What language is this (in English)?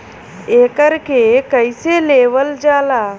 Bhojpuri